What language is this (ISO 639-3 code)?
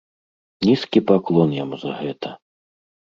bel